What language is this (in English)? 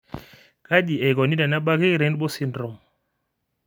Masai